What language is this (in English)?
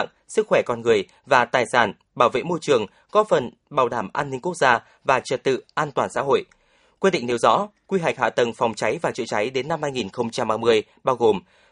Vietnamese